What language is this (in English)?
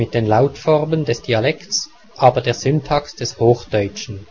German